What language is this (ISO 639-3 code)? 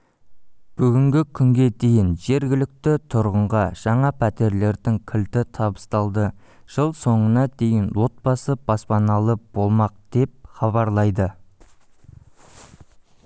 kaz